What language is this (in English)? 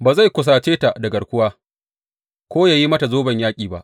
Hausa